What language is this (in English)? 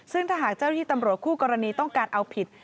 Thai